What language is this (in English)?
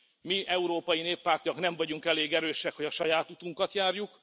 Hungarian